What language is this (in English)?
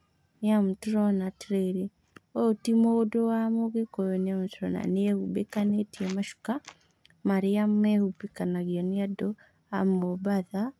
Kikuyu